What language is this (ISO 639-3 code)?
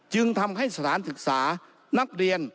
tha